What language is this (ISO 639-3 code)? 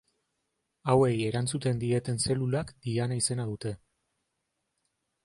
eus